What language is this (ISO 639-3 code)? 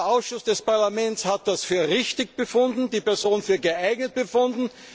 deu